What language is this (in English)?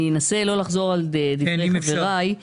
Hebrew